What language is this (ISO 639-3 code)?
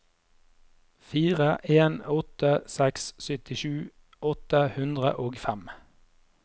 nor